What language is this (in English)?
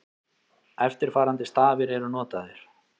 Icelandic